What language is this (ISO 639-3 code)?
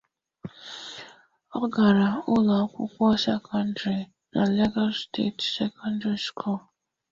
ibo